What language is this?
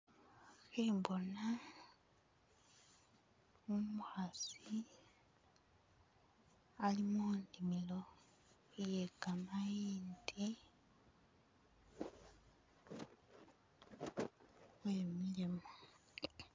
Masaaba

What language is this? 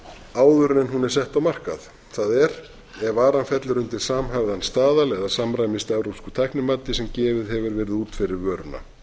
Icelandic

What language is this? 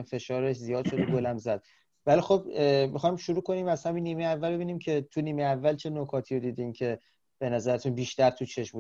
Persian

